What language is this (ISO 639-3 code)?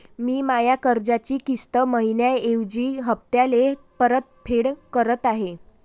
mar